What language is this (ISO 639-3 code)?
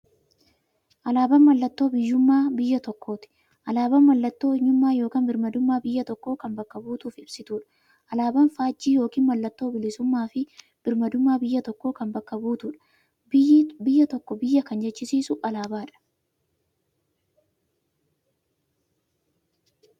orm